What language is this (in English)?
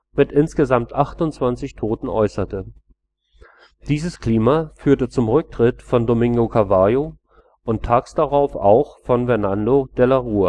German